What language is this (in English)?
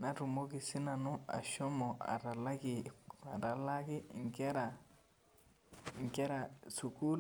Masai